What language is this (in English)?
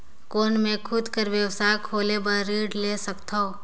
Chhattisgarhi